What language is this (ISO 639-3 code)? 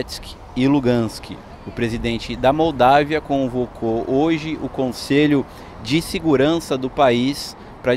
por